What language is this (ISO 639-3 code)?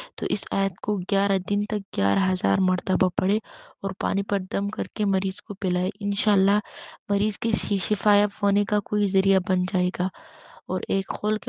ara